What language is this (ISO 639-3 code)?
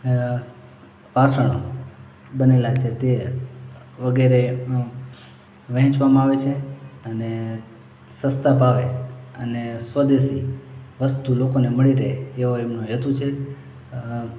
guj